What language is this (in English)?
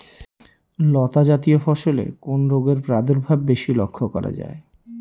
Bangla